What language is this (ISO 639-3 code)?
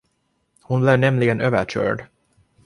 swe